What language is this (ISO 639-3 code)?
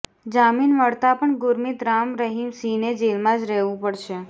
guj